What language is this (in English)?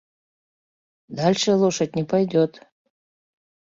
Mari